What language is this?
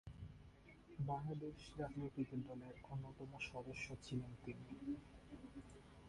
Bangla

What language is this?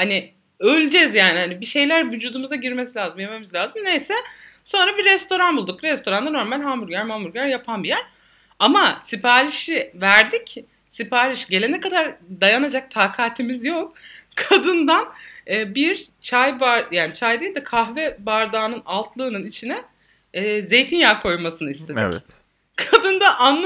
Turkish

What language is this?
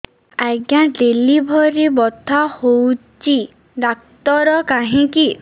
Odia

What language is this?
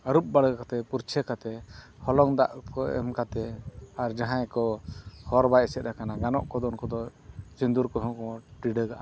Santali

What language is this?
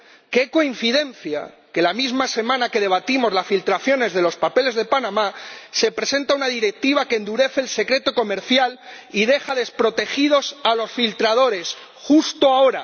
Spanish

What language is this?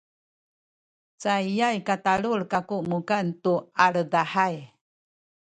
Sakizaya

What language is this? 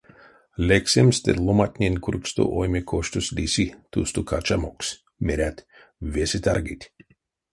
Erzya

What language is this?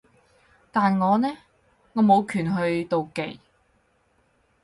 Cantonese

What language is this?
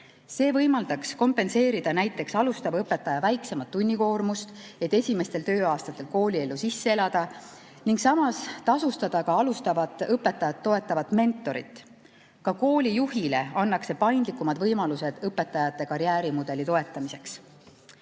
Estonian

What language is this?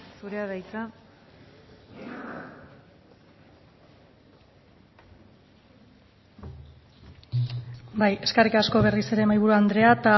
Basque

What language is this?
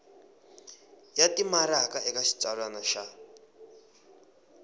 Tsonga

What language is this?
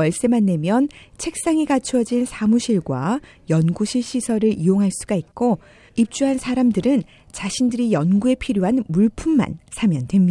Korean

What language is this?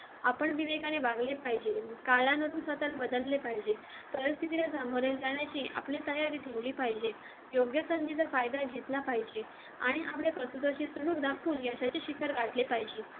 Marathi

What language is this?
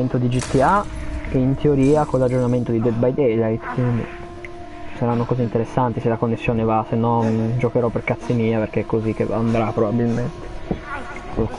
Italian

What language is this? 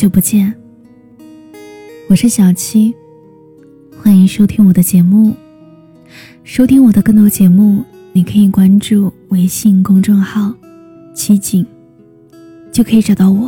Chinese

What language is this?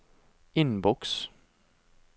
Norwegian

